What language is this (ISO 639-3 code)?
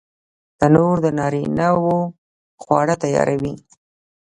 pus